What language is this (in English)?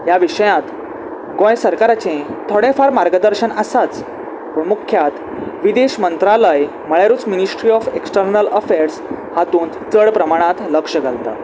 Konkani